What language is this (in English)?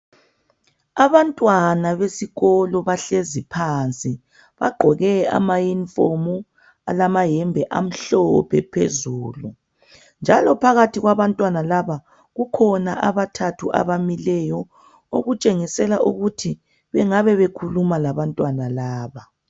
North Ndebele